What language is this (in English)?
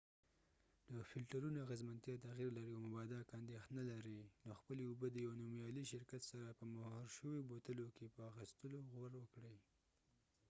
Pashto